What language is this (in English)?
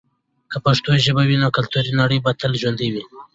Pashto